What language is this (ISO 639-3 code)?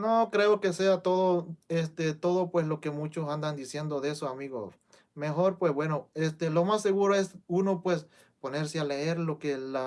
spa